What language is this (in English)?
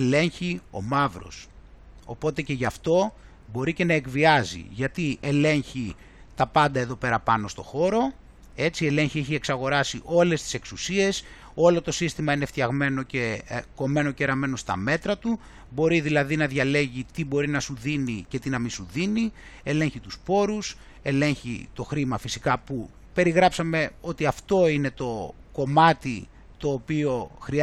Greek